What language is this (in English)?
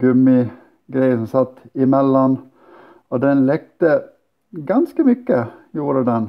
Swedish